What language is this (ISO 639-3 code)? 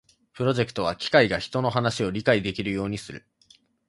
jpn